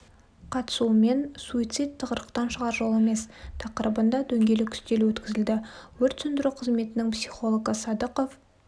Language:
Kazakh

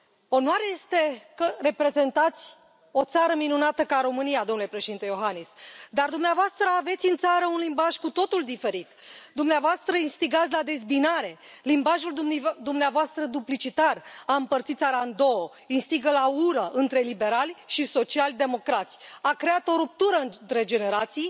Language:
Romanian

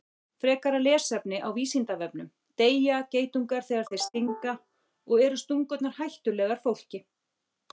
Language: Icelandic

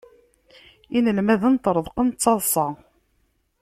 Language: Kabyle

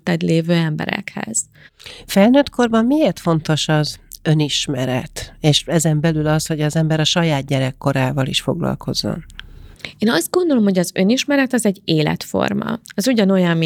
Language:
Hungarian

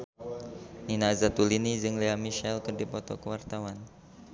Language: Sundanese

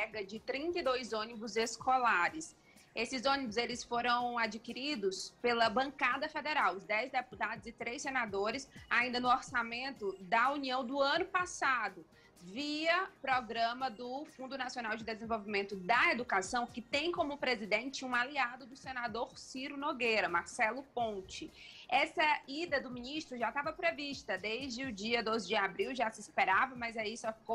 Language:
Portuguese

